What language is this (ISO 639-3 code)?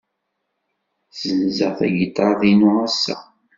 kab